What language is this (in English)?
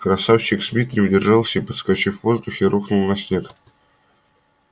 Russian